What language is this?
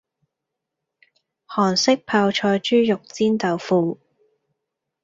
Cantonese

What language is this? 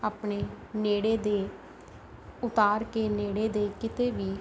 Punjabi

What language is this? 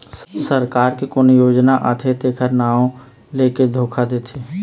Chhattisgarhi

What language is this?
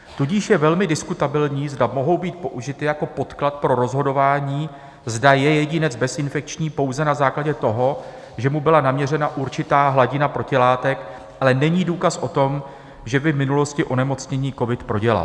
Czech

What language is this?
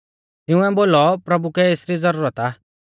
Mahasu Pahari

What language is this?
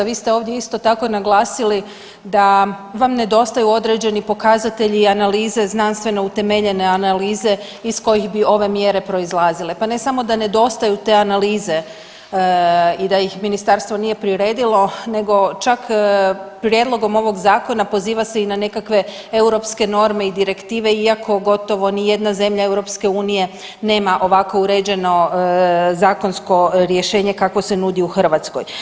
Croatian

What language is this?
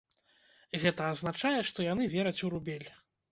Belarusian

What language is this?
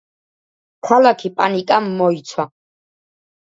Georgian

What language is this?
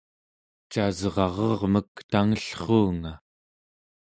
Central Yupik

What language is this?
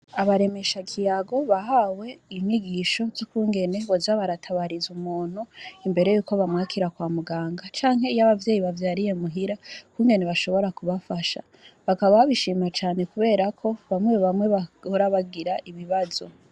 Rundi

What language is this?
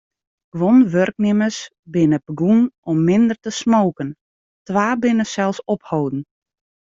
Western Frisian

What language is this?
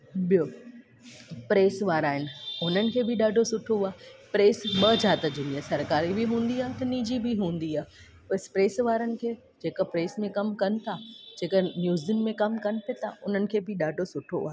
Sindhi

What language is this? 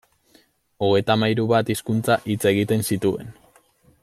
Basque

